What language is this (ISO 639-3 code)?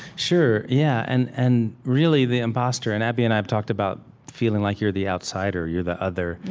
eng